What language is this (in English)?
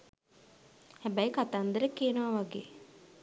Sinhala